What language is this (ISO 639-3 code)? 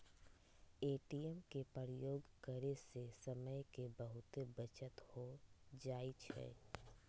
mag